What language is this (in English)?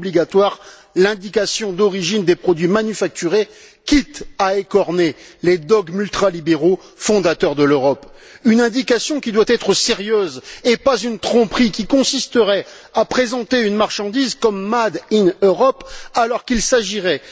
French